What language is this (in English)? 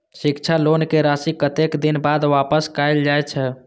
Maithili